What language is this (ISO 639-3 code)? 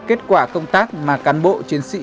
vie